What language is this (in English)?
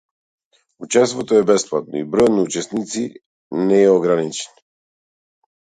Macedonian